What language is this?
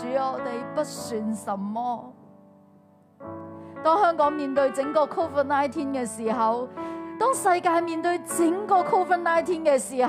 Chinese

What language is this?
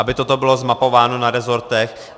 Czech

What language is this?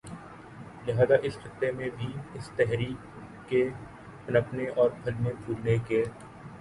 Urdu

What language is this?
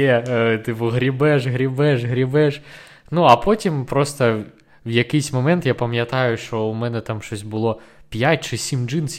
Ukrainian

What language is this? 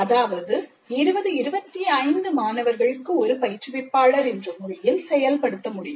Tamil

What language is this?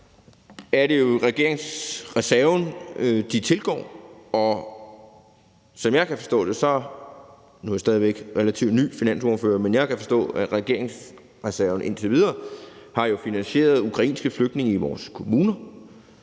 Danish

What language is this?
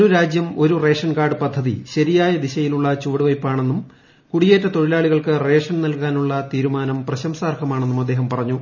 Malayalam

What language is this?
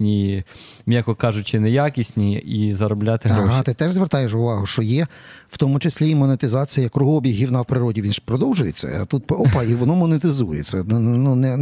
Ukrainian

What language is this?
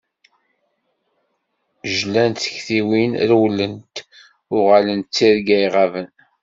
Kabyle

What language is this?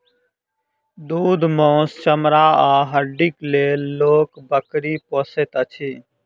Maithili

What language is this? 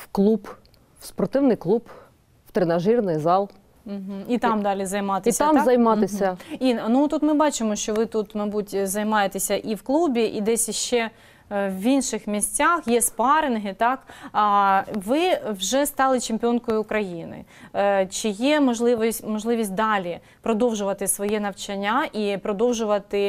Ukrainian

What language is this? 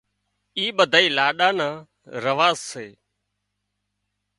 Wadiyara Koli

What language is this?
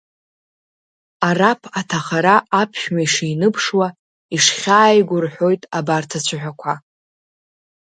Abkhazian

